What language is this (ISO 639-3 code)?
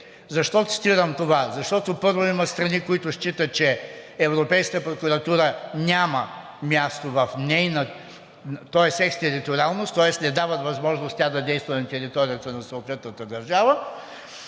bul